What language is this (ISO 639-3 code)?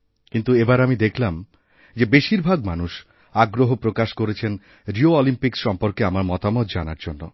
ben